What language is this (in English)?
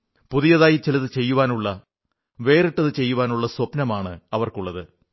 Malayalam